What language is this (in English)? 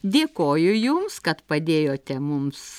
Lithuanian